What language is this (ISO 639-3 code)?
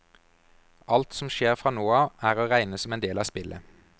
nor